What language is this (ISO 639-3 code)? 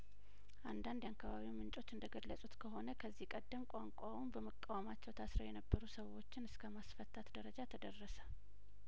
amh